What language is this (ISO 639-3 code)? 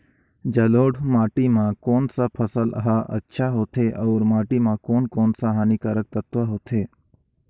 hne